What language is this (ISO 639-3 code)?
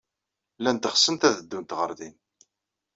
kab